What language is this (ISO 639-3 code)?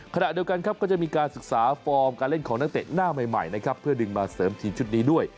tha